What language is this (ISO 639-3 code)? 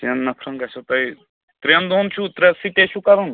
kas